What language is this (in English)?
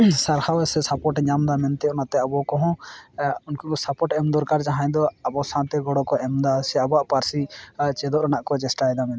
Santali